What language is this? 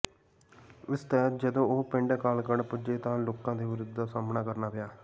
Punjabi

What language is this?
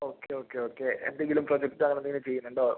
Malayalam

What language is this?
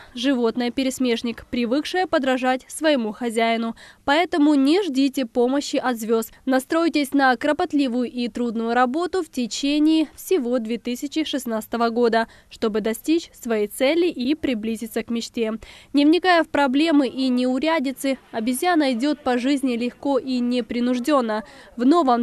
Russian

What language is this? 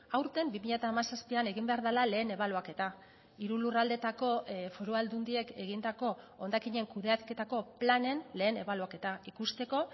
Basque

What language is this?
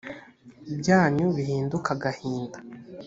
Kinyarwanda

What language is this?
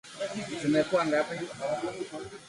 Swahili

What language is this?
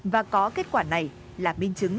Vietnamese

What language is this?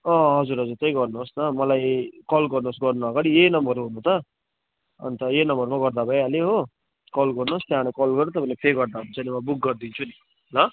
Nepali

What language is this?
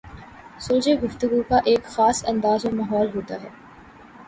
Urdu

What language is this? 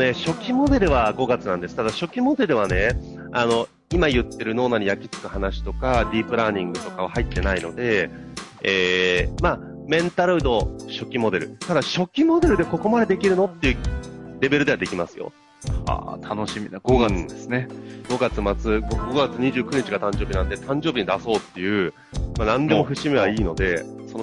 Japanese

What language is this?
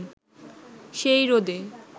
Bangla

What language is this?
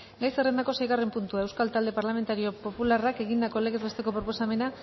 Basque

